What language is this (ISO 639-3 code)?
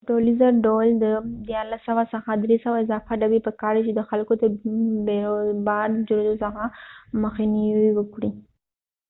pus